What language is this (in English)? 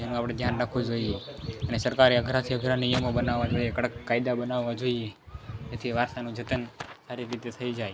Gujarati